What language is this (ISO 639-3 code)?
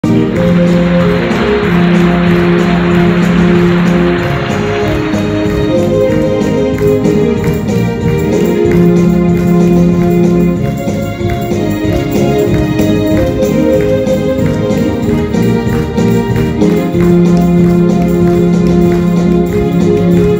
ara